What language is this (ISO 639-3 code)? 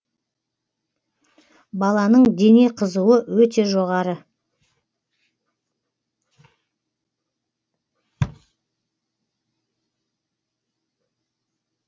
kaz